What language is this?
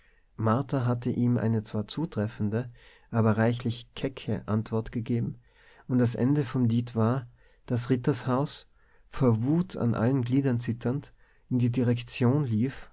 German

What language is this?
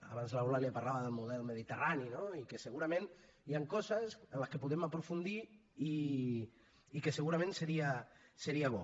Catalan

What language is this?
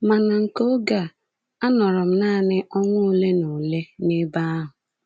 Igbo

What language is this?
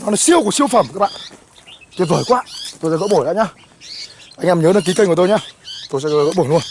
Vietnamese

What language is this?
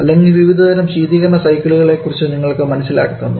Malayalam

